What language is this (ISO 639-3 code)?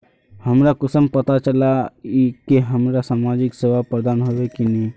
mag